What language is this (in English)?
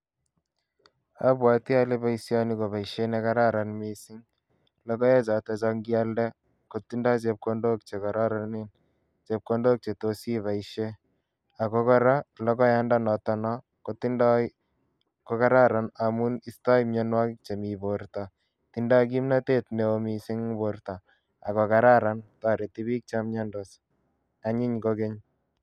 Kalenjin